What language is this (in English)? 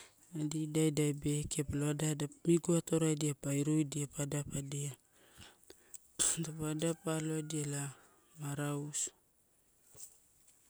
Torau